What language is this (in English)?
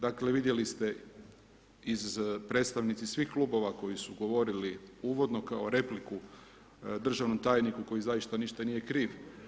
Croatian